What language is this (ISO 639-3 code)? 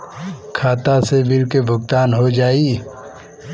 bho